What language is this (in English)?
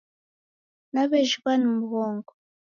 Taita